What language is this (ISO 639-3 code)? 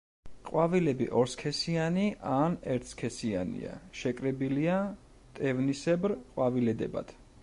kat